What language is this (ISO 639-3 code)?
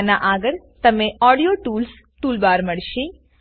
guj